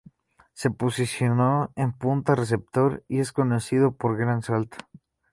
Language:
Spanish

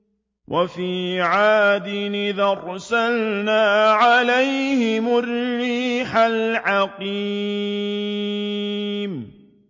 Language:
Arabic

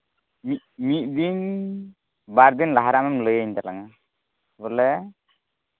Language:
Santali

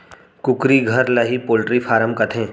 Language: Chhattisgarhi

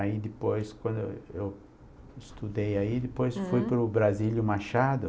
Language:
Portuguese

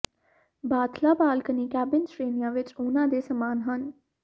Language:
Punjabi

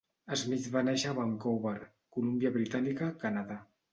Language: Catalan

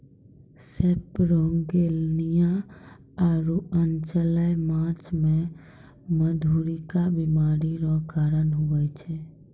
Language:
Maithili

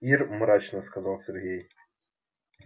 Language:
Russian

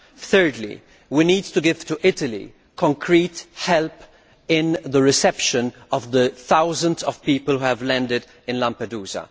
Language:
English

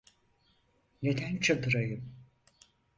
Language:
Turkish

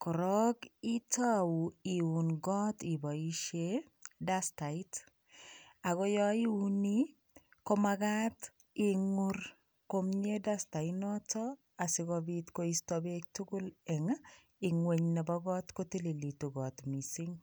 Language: Kalenjin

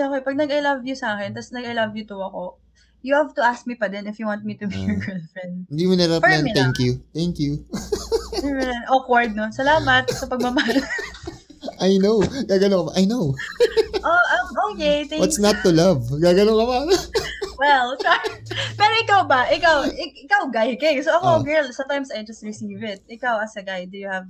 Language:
Filipino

